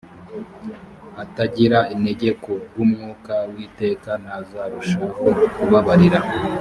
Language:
Kinyarwanda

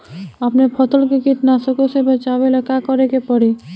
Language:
Bhojpuri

